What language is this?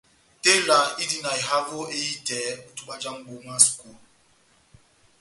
Batanga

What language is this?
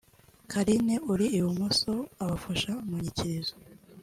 Kinyarwanda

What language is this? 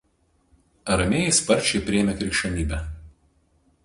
Lithuanian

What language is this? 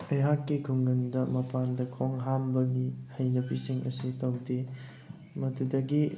Manipuri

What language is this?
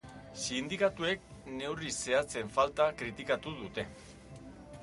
Basque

